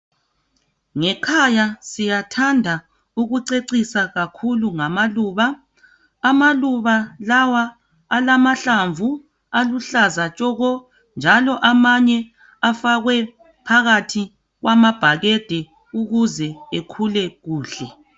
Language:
North Ndebele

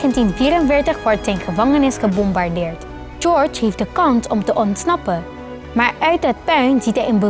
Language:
Dutch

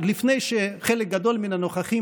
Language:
Hebrew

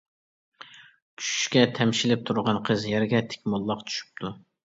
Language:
Uyghur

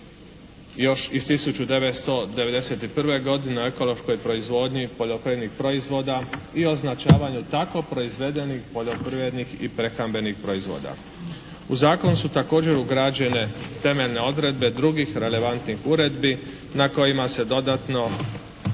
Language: Croatian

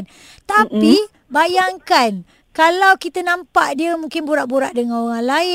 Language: Malay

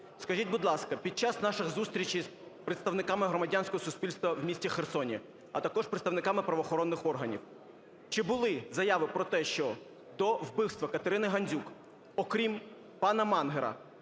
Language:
Ukrainian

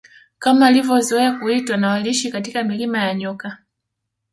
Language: Swahili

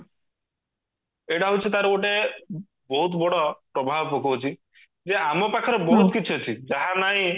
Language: Odia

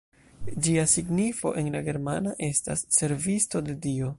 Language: Esperanto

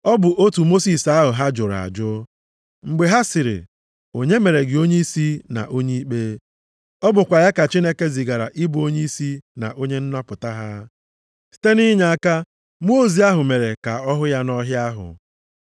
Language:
Igbo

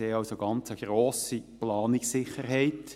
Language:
Swiss German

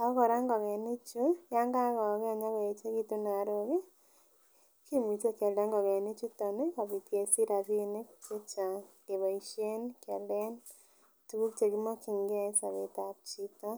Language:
Kalenjin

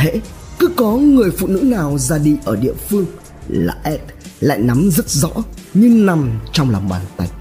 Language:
Vietnamese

